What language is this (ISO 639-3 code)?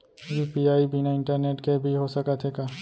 hne